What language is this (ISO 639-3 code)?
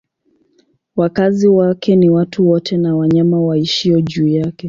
swa